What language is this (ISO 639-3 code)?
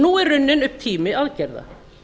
isl